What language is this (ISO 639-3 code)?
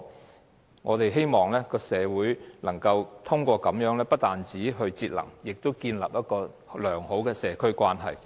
yue